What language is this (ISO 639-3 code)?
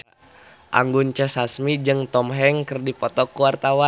sun